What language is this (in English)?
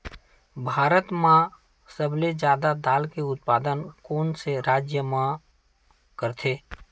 Chhattisgarhi